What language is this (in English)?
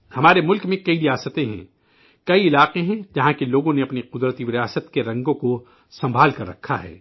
Urdu